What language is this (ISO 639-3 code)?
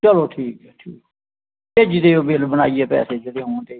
doi